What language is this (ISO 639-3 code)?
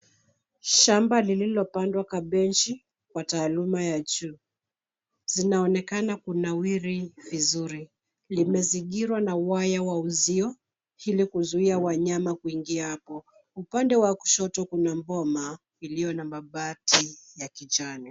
swa